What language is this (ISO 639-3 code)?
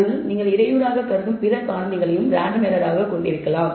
tam